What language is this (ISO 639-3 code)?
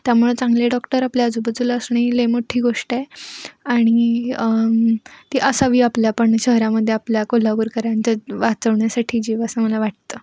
mar